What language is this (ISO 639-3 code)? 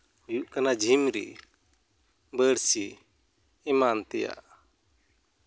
sat